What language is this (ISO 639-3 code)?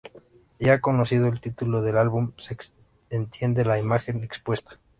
spa